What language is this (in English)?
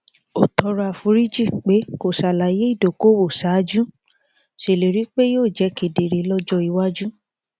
Yoruba